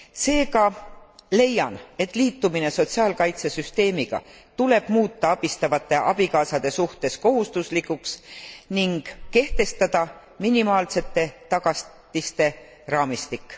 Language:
Estonian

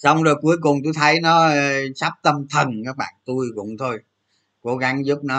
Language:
Vietnamese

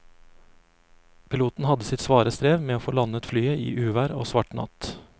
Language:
Norwegian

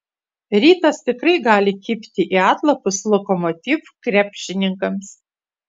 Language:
Lithuanian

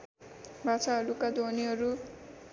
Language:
Nepali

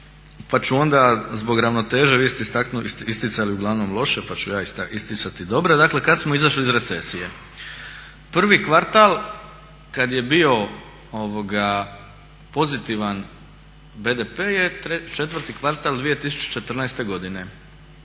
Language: Croatian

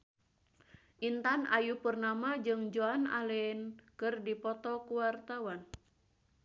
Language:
Sundanese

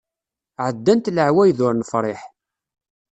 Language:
Kabyle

